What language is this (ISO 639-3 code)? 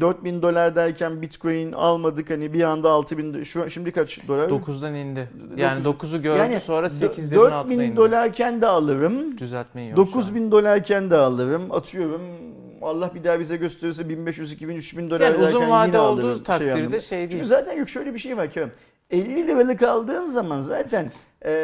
tur